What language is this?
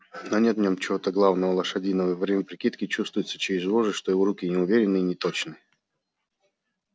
Russian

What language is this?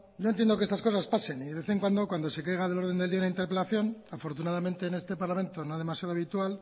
Spanish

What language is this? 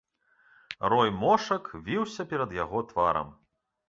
Belarusian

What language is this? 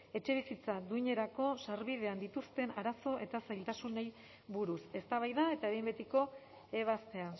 Basque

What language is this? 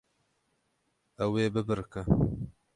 Kurdish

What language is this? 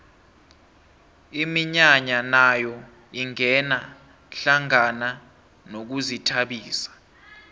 South Ndebele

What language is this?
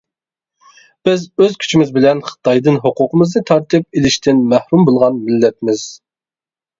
Uyghur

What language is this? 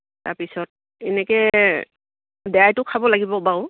Assamese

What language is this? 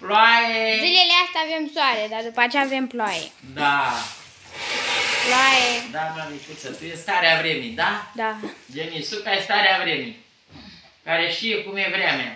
Romanian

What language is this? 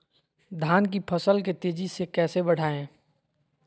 Magahi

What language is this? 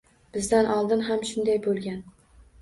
Uzbek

